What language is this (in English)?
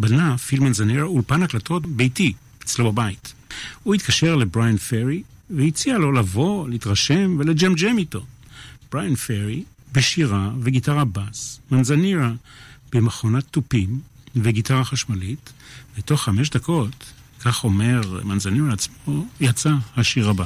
Hebrew